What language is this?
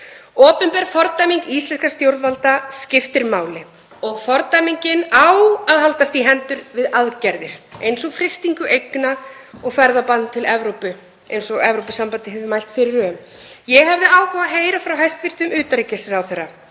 Icelandic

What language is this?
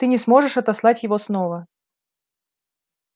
Russian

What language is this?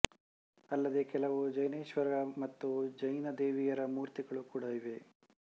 Kannada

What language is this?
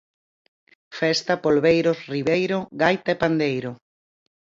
Galician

